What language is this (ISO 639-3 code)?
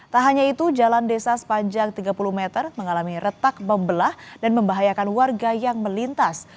ind